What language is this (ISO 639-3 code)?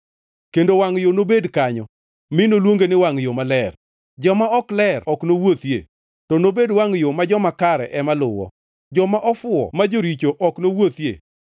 luo